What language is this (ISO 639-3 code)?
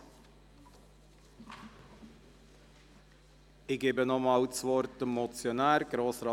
gsw